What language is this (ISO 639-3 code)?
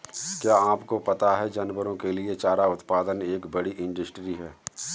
hin